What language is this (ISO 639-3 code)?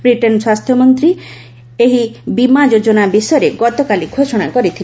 ori